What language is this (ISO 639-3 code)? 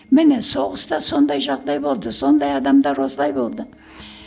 kaz